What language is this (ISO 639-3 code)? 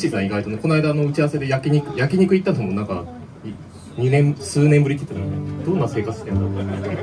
jpn